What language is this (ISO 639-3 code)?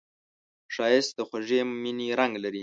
pus